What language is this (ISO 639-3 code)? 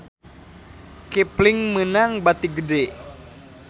sun